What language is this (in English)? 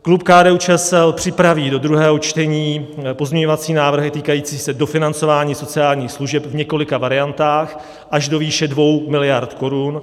Czech